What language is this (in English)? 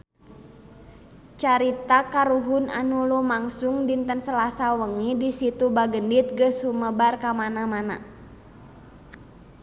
Sundanese